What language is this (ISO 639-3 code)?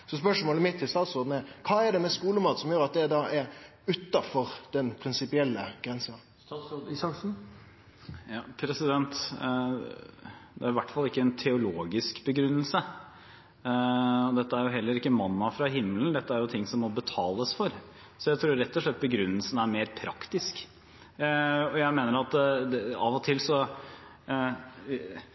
nor